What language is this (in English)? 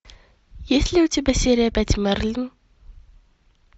Russian